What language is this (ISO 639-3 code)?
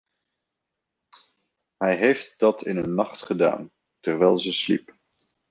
nld